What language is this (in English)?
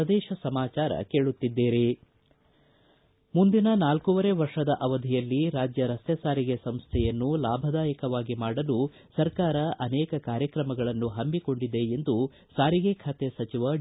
Kannada